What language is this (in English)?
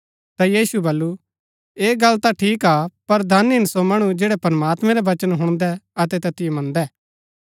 Gaddi